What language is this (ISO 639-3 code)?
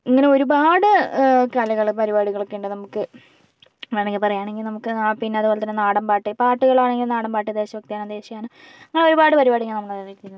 mal